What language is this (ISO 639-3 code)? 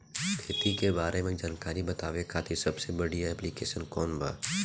bho